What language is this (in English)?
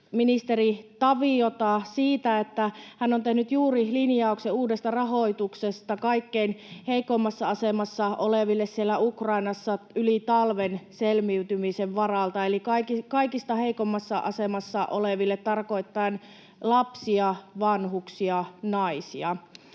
Finnish